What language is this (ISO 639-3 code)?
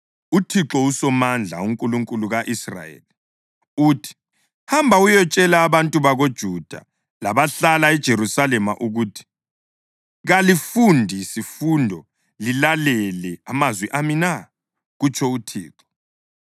nde